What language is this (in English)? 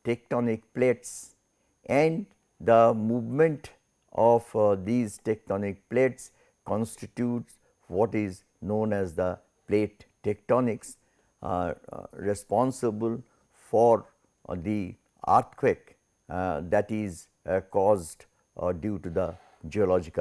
English